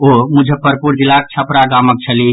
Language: Maithili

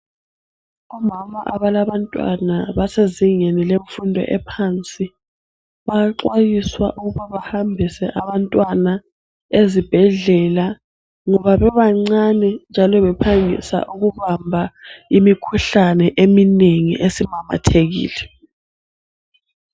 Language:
North Ndebele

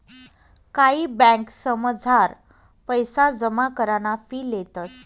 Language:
Marathi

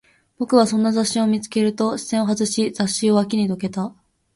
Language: Japanese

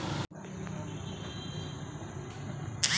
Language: Chhattisgarhi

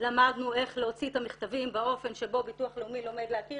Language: Hebrew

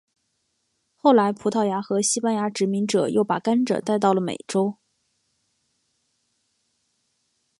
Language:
Chinese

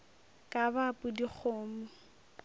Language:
Northern Sotho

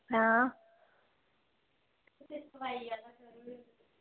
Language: Dogri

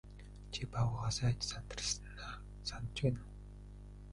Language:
Mongolian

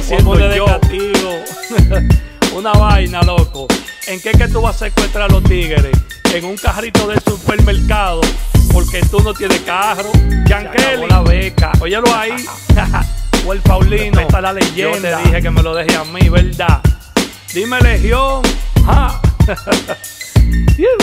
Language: Spanish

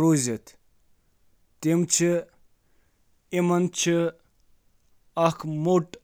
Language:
Kashmiri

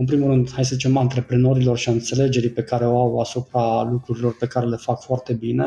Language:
Romanian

